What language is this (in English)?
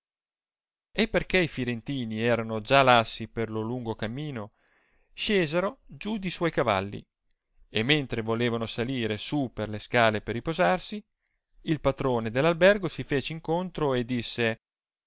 Italian